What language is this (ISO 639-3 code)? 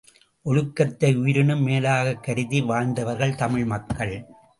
tam